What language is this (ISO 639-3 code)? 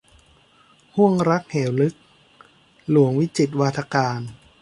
tha